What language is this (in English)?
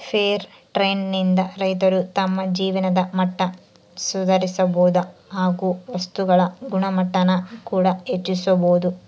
Kannada